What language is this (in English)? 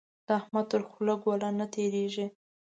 Pashto